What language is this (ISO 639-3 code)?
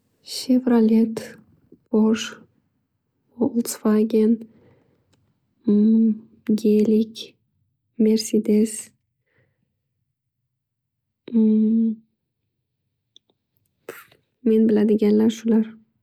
uzb